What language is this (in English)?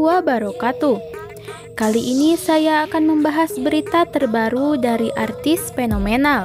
Indonesian